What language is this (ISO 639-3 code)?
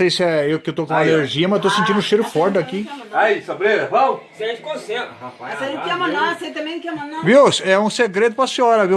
por